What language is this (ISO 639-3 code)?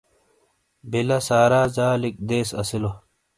scl